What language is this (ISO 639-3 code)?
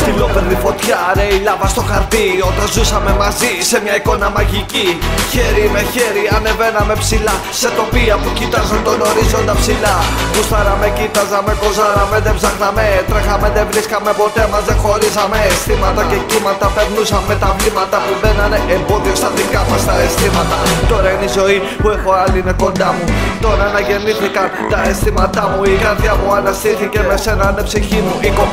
ell